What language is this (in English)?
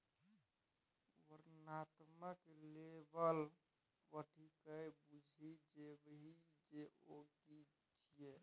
Maithili